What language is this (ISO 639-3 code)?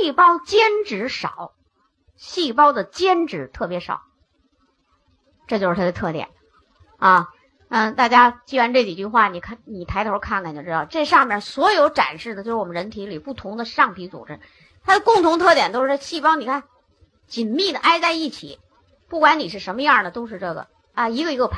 zho